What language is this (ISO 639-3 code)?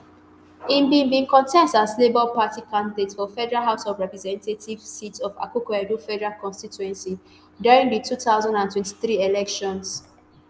pcm